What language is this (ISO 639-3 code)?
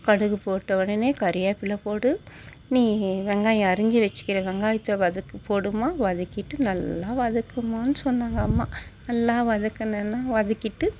tam